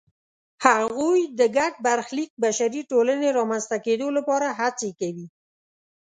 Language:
Pashto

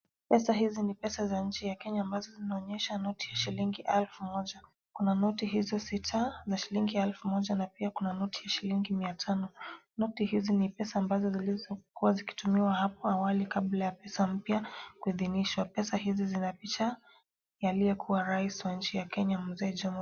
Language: Swahili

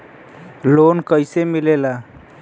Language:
Bhojpuri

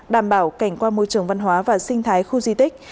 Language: Vietnamese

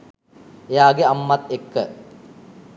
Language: Sinhala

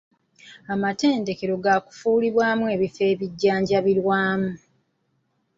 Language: Ganda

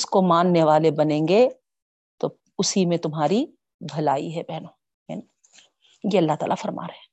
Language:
Urdu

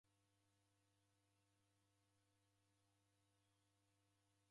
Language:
Taita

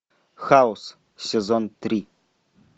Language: Russian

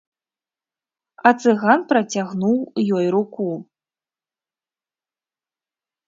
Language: Belarusian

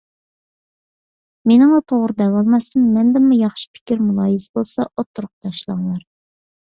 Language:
Uyghur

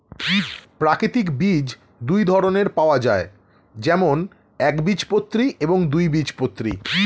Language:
Bangla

